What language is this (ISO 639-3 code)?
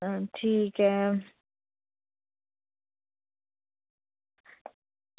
doi